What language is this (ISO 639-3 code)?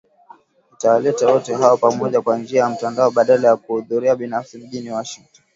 swa